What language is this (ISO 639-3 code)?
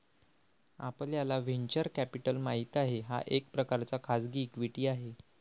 mar